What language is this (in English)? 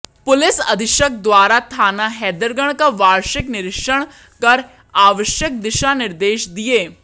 Hindi